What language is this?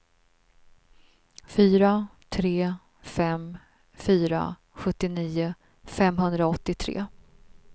Swedish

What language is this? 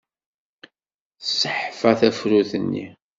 Kabyle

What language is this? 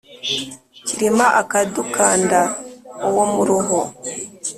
Kinyarwanda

